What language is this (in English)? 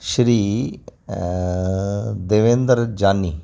Sindhi